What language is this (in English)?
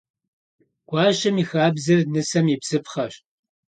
Kabardian